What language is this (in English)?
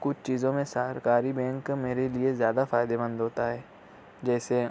Urdu